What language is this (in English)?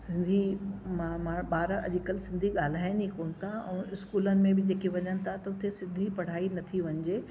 Sindhi